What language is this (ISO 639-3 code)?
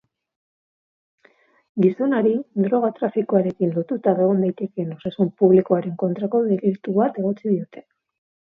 eus